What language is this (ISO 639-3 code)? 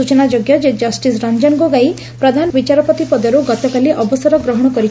ori